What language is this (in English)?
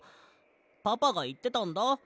Japanese